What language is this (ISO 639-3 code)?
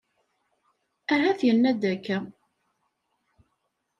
kab